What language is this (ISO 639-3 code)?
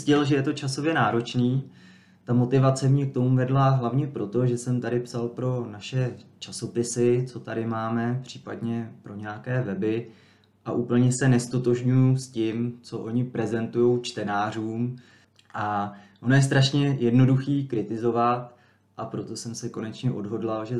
ces